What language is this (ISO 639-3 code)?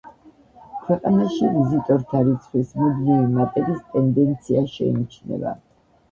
kat